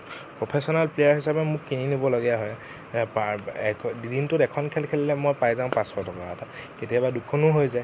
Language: Assamese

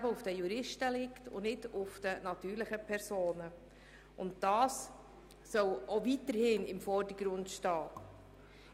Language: Swiss German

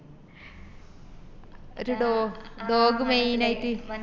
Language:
Malayalam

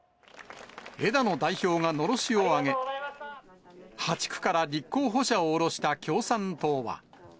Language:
Japanese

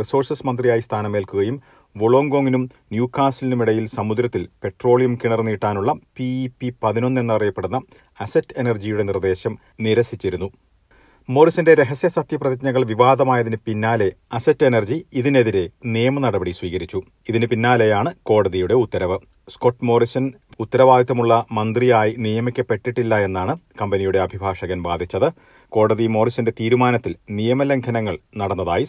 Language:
Malayalam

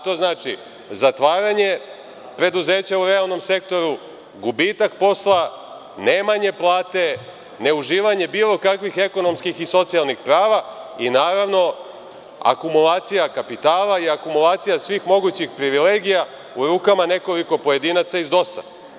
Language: Serbian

